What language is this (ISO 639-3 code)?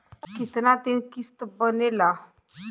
bho